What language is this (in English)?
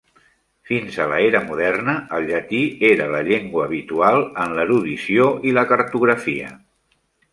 Catalan